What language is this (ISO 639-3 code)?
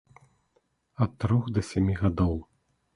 bel